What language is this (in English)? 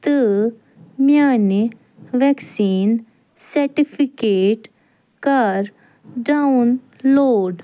Kashmiri